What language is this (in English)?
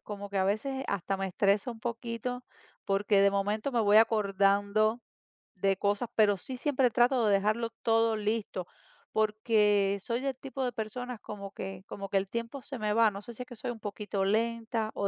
Spanish